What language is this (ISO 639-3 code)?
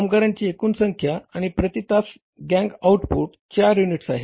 mar